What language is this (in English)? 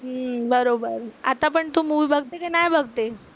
Marathi